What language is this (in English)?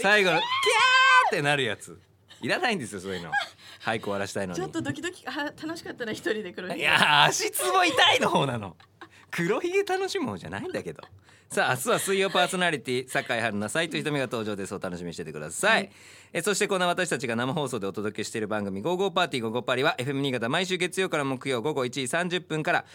Japanese